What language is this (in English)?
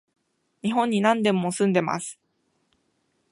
Japanese